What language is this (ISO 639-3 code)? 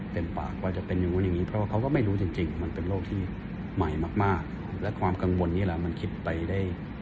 tha